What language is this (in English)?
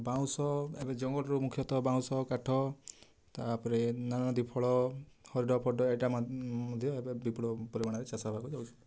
Odia